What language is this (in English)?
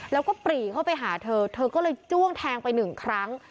Thai